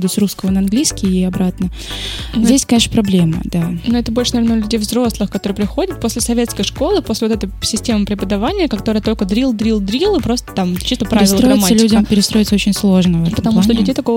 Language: Russian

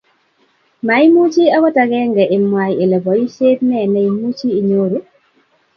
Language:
Kalenjin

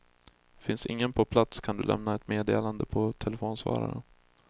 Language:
Swedish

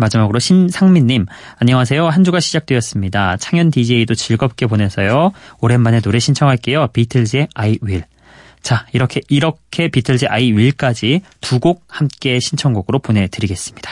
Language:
Korean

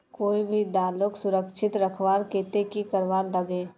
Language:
Magahi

